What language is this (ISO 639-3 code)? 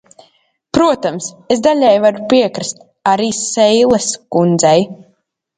lav